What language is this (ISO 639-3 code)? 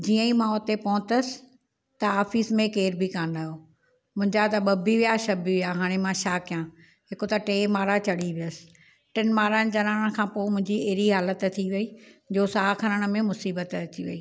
snd